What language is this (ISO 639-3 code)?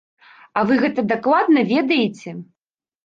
bel